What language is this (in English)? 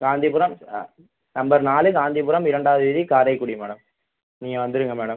Tamil